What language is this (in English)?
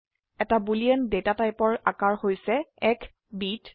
Assamese